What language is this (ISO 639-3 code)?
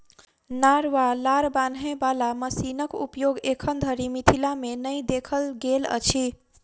mai